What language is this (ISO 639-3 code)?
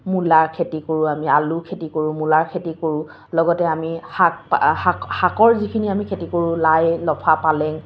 asm